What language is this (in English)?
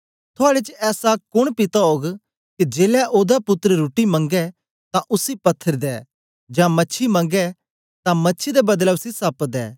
Dogri